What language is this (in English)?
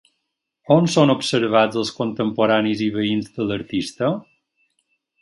Catalan